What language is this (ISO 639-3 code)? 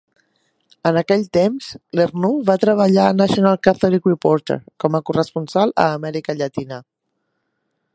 cat